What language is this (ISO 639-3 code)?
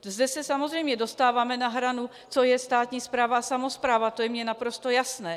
ces